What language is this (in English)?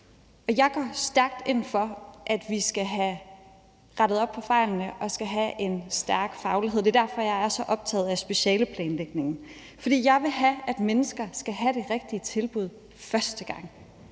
Danish